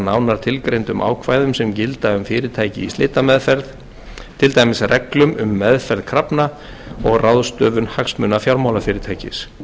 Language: Icelandic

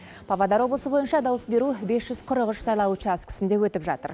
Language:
Kazakh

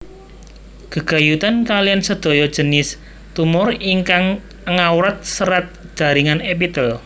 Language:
Javanese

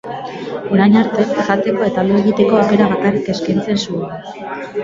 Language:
Basque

